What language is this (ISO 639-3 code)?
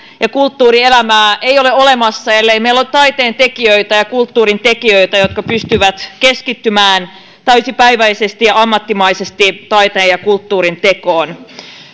fin